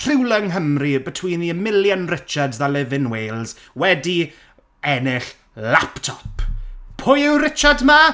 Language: Welsh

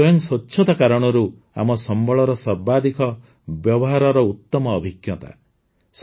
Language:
Odia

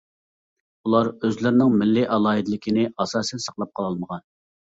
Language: Uyghur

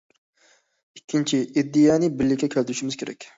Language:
Uyghur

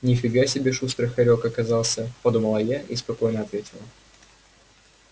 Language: Russian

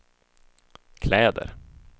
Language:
Swedish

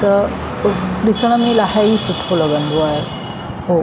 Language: Sindhi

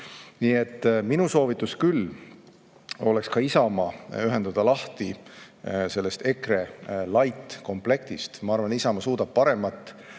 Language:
Estonian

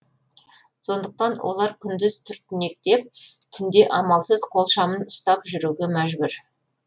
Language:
Kazakh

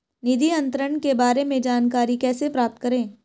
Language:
Hindi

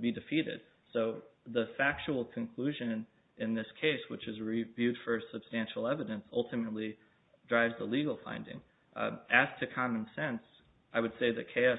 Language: English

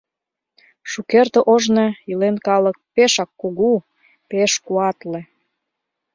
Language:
Mari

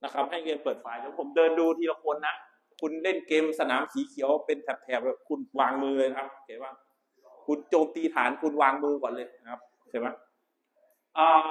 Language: Thai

